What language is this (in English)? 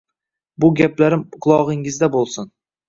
Uzbek